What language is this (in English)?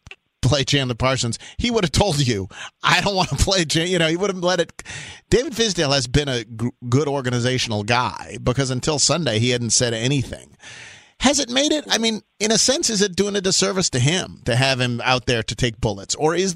English